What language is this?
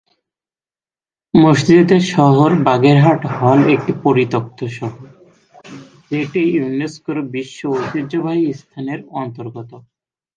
Bangla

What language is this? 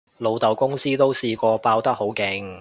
Cantonese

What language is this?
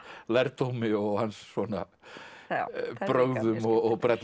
Icelandic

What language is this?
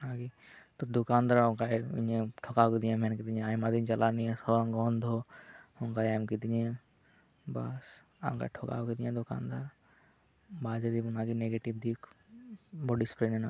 Santali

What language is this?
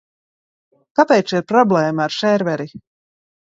Latvian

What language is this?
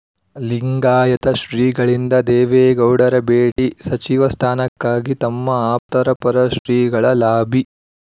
Kannada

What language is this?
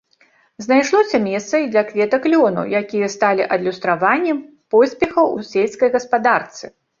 Belarusian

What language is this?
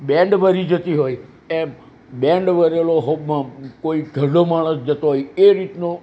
Gujarati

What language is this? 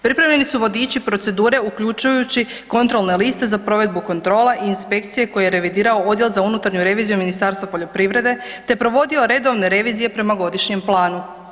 Croatian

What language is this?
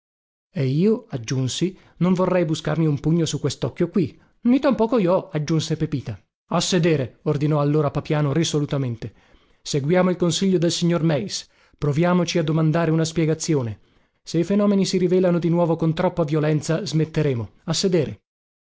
Italian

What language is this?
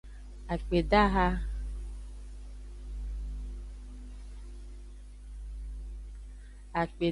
Aja (Benin)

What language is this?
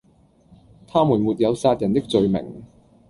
Cantonese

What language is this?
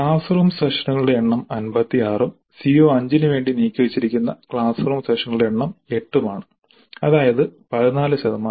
Malayalam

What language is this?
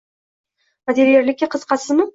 Uzbek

